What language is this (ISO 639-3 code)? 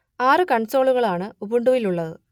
mal